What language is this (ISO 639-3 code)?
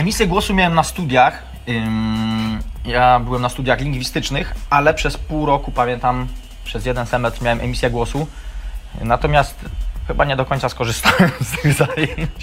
pol